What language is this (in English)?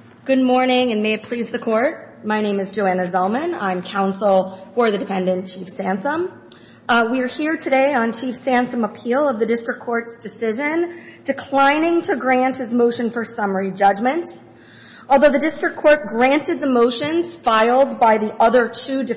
English